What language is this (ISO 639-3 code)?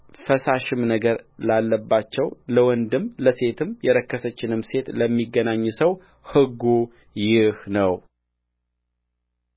amh